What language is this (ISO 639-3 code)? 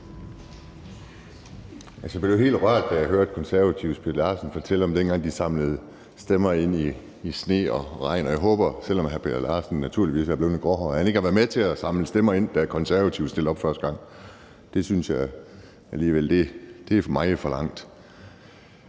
dan